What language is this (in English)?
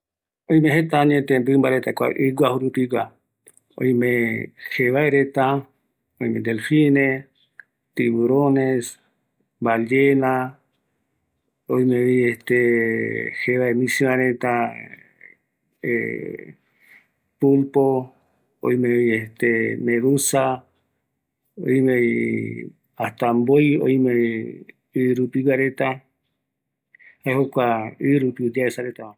Eastern Bolivian Guaraní